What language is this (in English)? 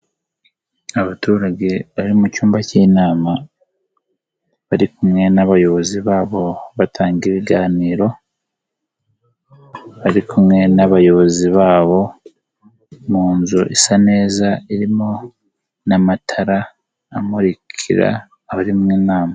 Kinyarwanda